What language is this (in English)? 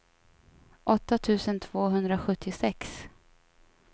Swedish